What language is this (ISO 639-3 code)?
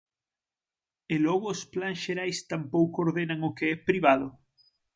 glg